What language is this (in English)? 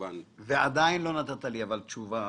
Hebrew